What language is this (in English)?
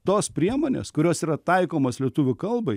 Lithuanian